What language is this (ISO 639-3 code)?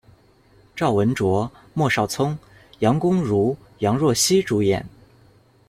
zho